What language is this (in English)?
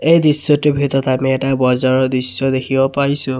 Assamese